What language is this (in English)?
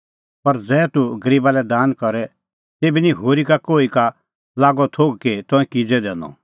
Kullu Pahari